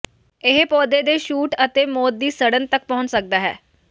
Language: Punjabi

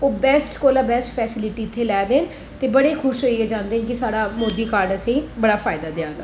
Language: Dogri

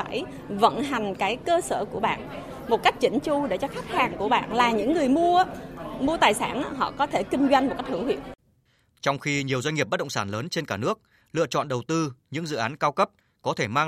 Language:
Vietnamese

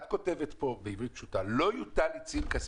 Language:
Hebrew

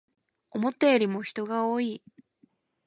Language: Japanese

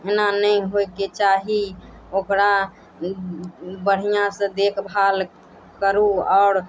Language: Maithili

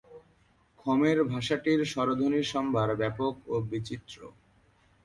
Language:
Bangla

